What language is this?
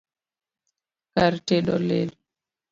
Luo (Kenya and Tanzania)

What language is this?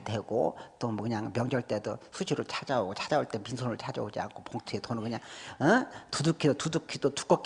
Korean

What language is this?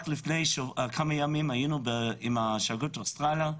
Hebrew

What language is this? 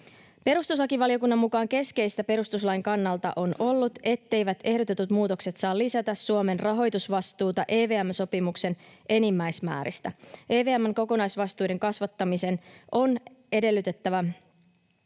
Finnish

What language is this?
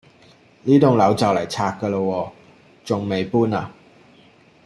Cantonese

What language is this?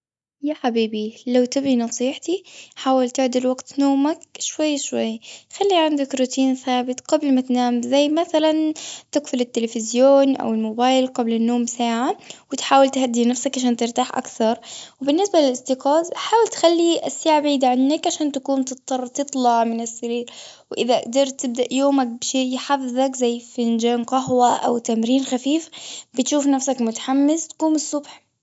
Gulf Arabic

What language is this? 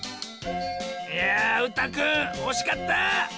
Japanese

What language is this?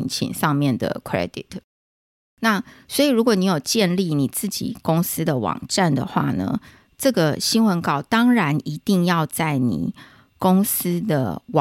Chinese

